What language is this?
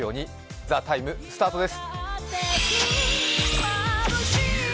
Japanese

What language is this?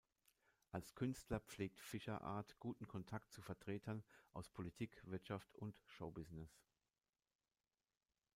German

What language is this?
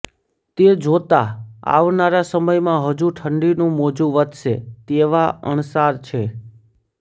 Gujarati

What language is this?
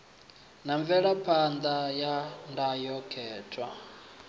Venda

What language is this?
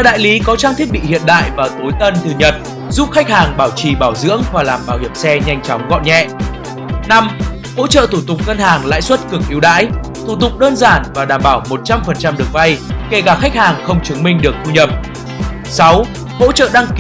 Vietnamese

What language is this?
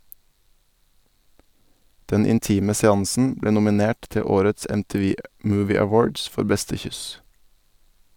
Norwegian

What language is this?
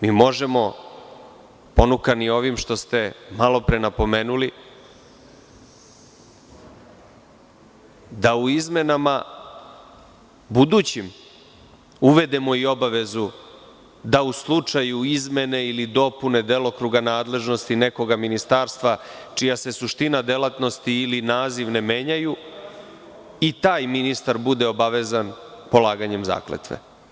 Serbian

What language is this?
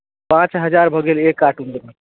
Maithili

